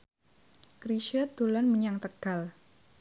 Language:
Javanese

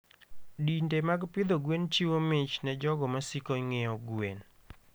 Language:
Luo (Kenya and Tanzania)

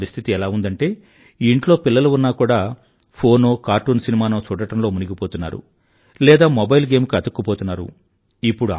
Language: Telugu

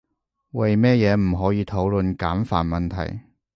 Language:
Cantonese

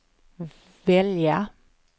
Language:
Swedish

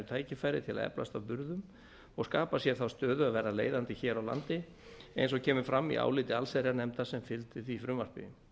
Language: Icelandic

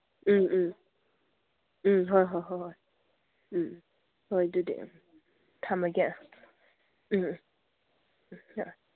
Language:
Manipuri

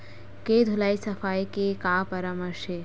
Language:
Chhattisgarhi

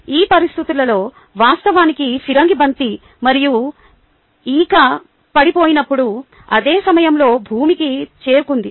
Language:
Telugu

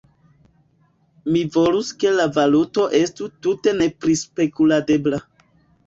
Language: Esperanto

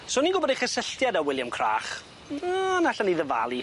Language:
Welsh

